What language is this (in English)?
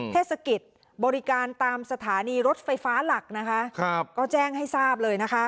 Thai